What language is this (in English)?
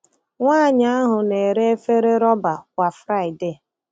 Igbo